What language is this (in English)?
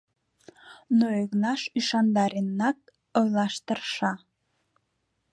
Mari